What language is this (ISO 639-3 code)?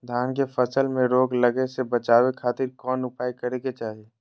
mag